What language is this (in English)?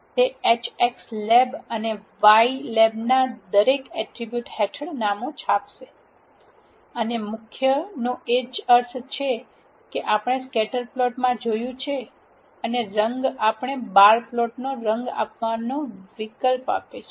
Gujarati